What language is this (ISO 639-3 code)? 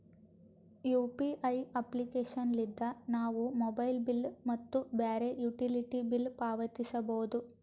kan